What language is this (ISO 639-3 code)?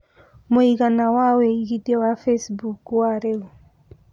kik